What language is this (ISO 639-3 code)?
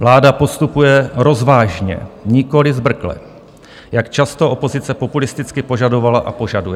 ces